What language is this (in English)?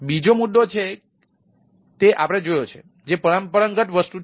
Gujarati